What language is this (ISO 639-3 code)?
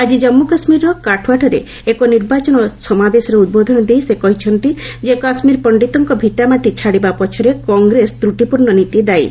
ori